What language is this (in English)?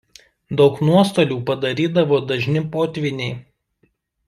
Lithuanian